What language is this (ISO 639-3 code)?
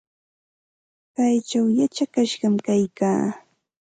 qxt